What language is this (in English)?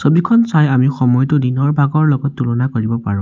Assamese